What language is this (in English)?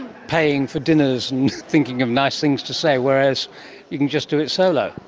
English